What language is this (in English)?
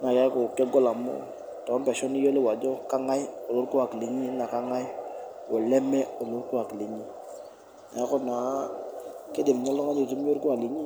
Masai